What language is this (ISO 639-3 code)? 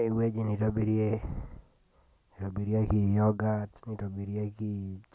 mas